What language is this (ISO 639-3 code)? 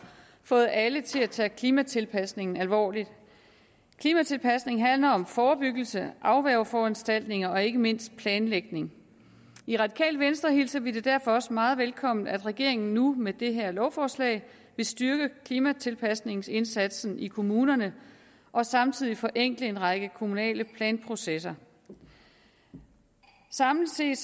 dan